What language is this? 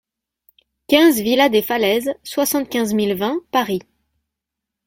French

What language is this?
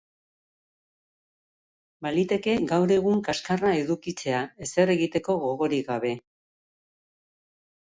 Basque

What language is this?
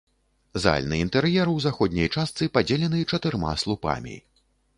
Belarusian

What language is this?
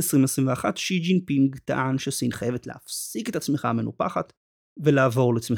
Hebrew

